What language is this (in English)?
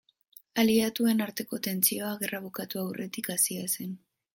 Basque